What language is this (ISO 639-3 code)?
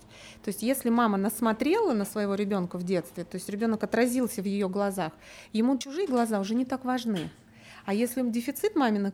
rus